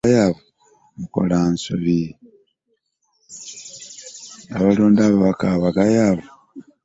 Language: Ganda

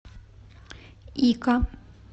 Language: Russian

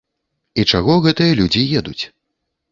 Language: Belarusian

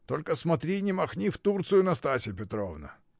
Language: Russian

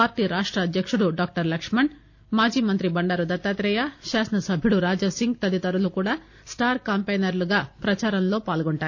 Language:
Telugu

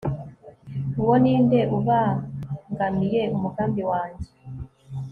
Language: Kinyarwanda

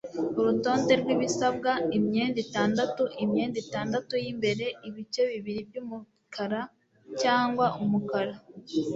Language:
Kinyarwanda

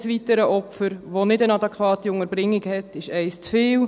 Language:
Swiss German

